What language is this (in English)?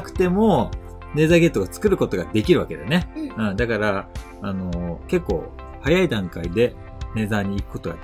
Japanese